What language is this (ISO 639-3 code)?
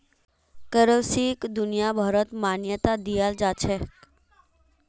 mag